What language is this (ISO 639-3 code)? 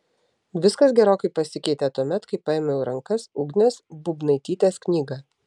lit